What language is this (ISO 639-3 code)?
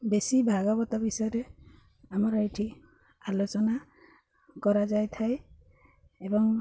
ori